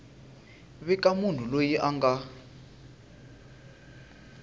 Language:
Tsonga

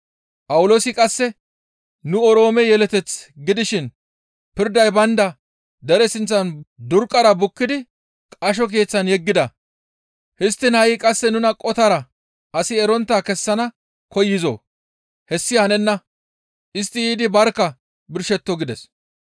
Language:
Gamo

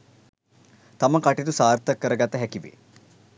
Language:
Sinhala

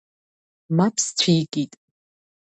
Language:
Abkhazian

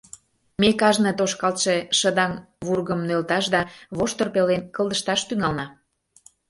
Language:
Mari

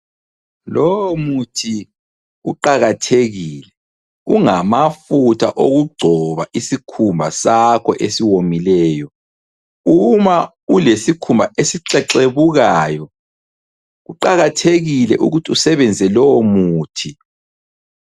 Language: North Ndebele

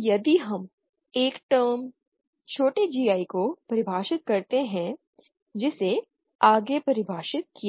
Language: Hindi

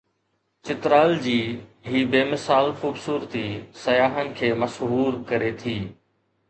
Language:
Sindhi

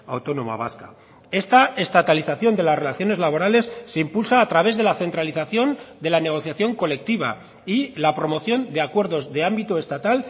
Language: Spanish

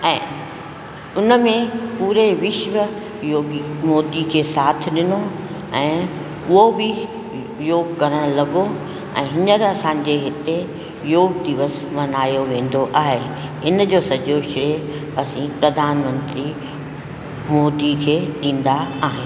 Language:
Sindhi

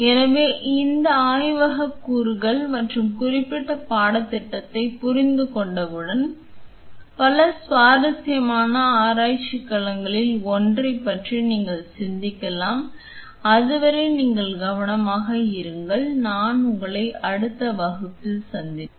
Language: Tamil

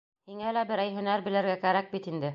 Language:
Bashkir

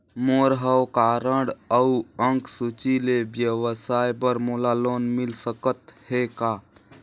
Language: Chhattisgarhi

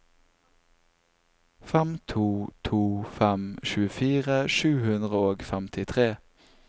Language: Norwegian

